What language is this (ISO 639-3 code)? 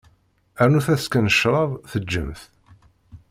kab